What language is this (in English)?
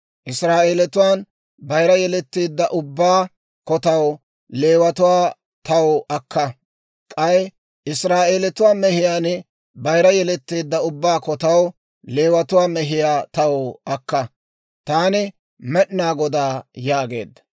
Dawro